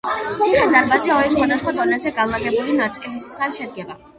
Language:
Georgian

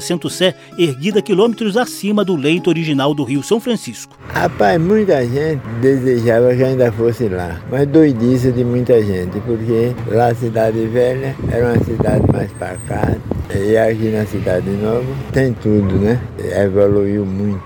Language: Portuguese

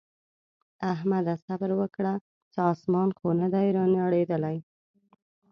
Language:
Pashto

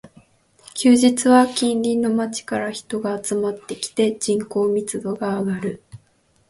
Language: Japanese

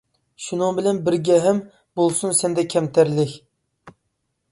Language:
Uyghur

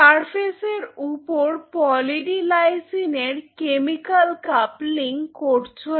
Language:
Bangla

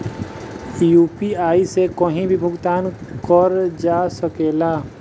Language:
Bhojpuri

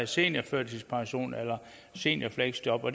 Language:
Danish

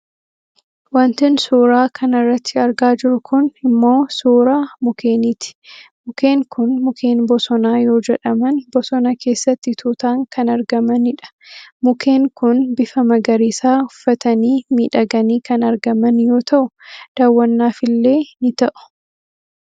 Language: Oromo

